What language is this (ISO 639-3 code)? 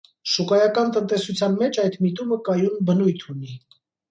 hye